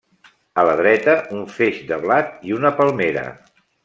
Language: Catalan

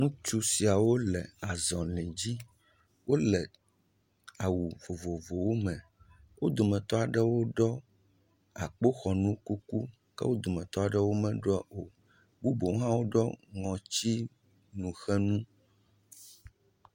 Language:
Ewe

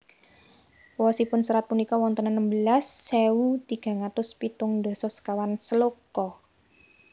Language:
Javanese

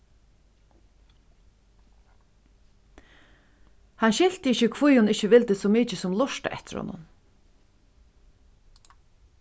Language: Faroese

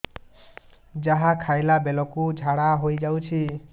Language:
Odia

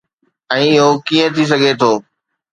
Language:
Sindhi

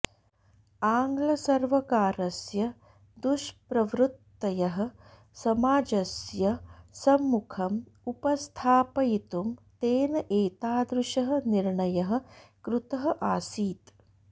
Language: Sanskrit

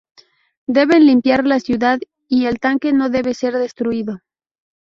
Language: Spanish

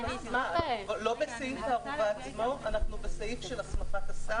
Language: Hebrew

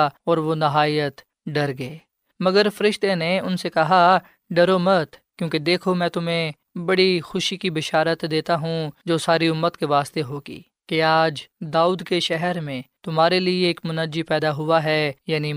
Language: Urdu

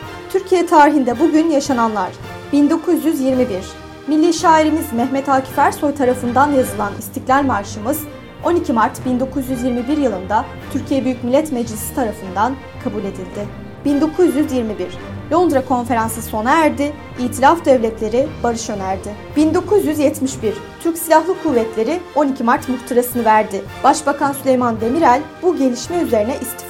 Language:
Turkish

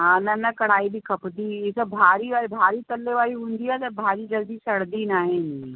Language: Sindhi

